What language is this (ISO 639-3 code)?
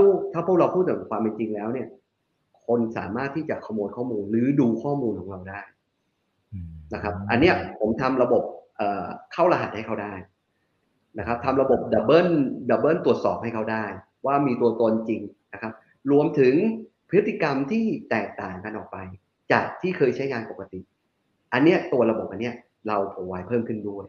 tha